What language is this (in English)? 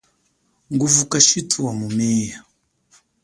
Chokwe